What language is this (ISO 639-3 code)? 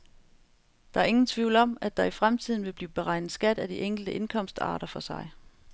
dan